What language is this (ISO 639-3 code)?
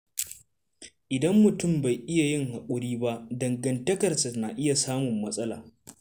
hau